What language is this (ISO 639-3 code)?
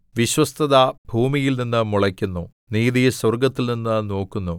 mal